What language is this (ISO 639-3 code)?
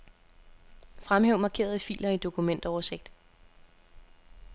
dan